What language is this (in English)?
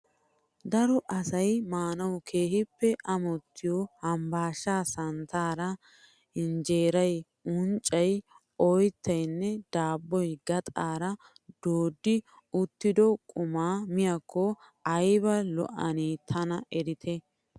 Wolaytta